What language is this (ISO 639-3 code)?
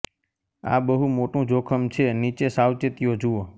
guj